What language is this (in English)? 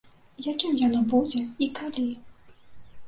Belarusian